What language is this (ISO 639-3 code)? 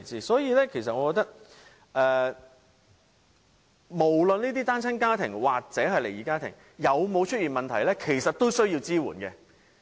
yue